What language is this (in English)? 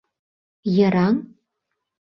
Mari